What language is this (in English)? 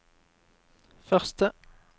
Norwegian